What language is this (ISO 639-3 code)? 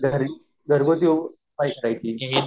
mar